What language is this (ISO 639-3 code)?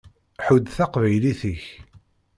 kab